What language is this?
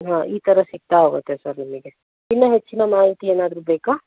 Kannada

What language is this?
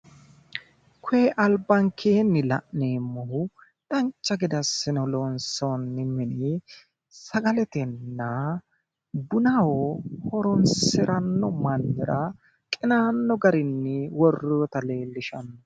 Sidamo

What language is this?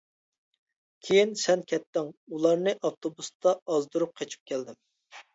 Uyghur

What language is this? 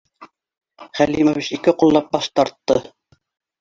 Bashkir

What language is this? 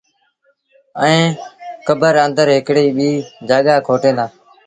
Sindhi Bhil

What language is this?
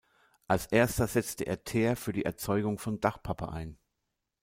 German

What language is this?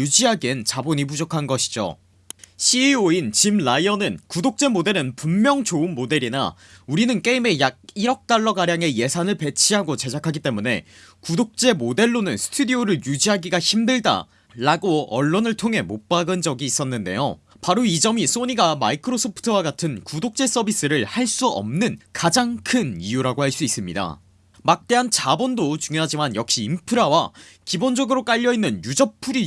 Korean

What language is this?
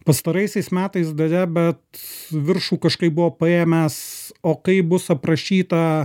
Lithuanian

